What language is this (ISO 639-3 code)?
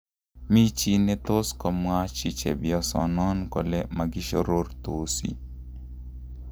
kln